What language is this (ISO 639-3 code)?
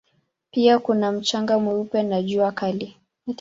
swa